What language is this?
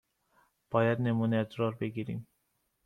Persian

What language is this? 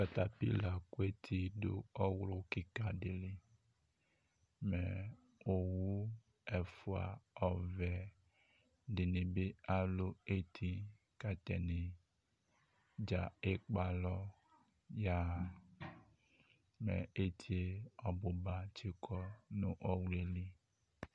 Ikposo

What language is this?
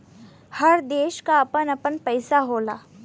Bhojpuri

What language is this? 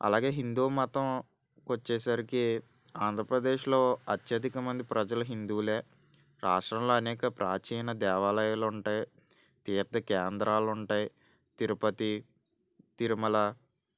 Telugu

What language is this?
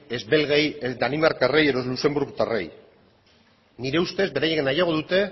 Basque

